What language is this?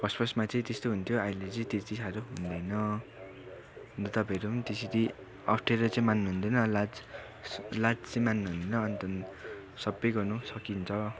Nepali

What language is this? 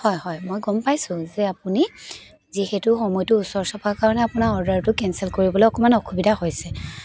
Assamese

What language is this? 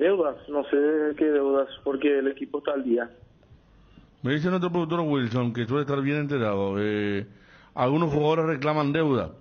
Spanish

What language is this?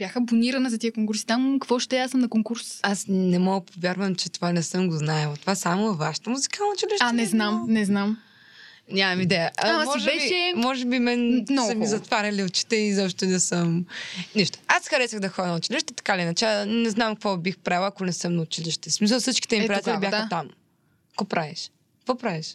Bulgarian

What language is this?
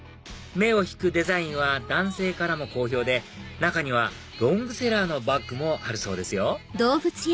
Japanese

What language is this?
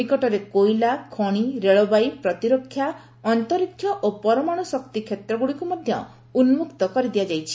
Odia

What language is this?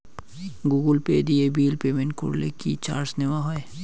Bangla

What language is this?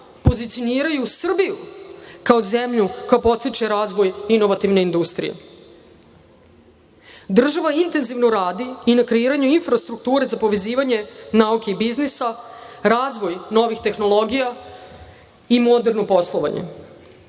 Serbian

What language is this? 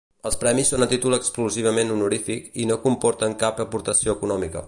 Catalan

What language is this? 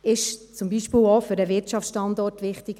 Swiss German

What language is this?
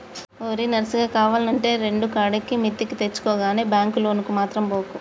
Telugu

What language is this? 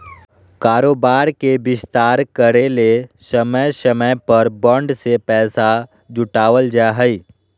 Magahi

